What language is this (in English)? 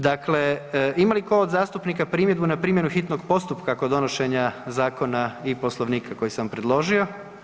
Croatian